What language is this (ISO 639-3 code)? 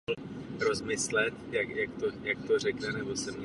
ces